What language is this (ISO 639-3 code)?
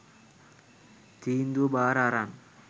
sin